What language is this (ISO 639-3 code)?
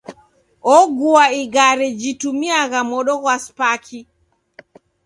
dav